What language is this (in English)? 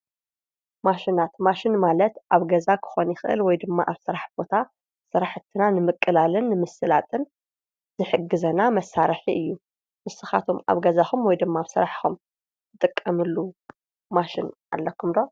Tigrinya